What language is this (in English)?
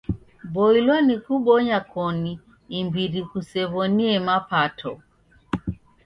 Taita